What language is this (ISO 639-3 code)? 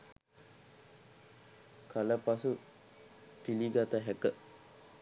sin